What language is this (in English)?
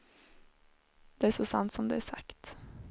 Swedish